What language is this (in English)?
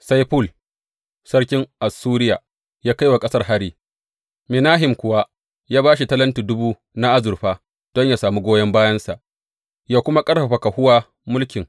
Hausa